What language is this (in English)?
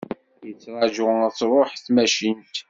Kabyle